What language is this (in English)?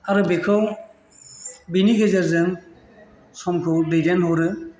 Bodo